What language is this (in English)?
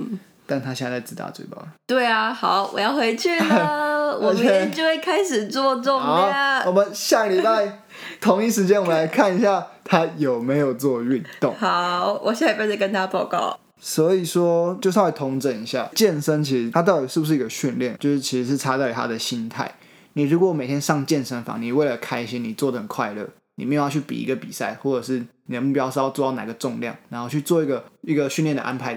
Chinese